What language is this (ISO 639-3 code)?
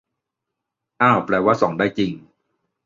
tha